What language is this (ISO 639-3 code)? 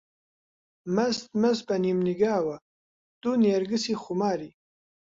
ckb